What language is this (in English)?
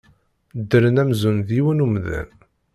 Kabyle